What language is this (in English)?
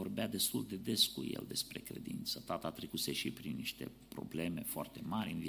Romanian